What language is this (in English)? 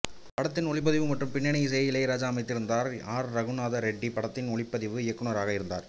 Tamil